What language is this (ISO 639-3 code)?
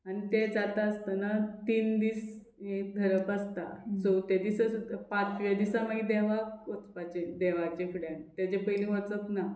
kok